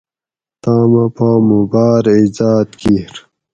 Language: Gawri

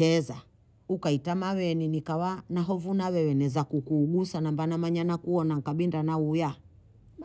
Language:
Bondei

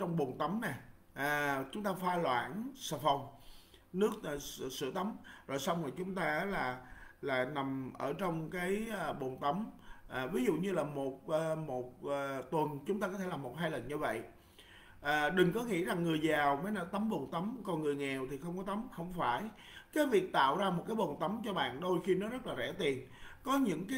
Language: Vietnamese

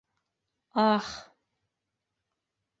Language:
Bashkir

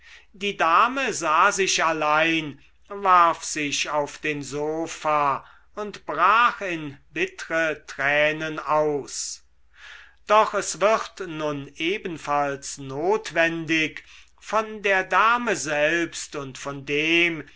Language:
German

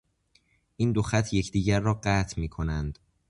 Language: Persian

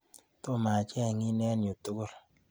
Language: Kalenjin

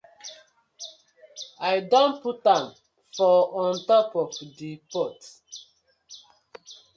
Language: Nigerian Pidgin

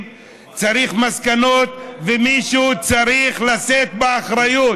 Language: Hebrew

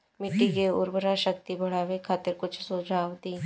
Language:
Bhojpuri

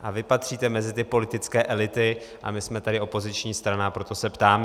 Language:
Czech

